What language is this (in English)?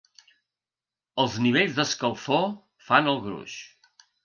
Catalan